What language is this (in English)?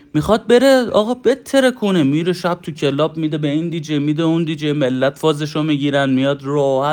Persian